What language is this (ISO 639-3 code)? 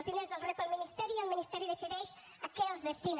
cat